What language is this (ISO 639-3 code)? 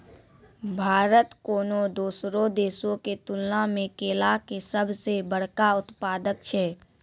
mai